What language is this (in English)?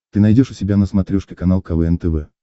Russian